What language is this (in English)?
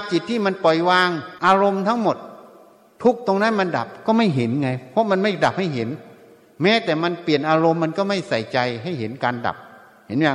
Thai